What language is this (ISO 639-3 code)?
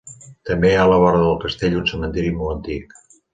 cat